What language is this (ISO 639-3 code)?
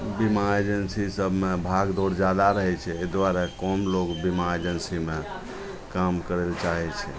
mai